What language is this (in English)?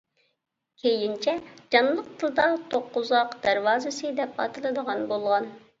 Uyghur